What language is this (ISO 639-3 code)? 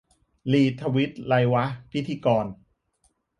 tha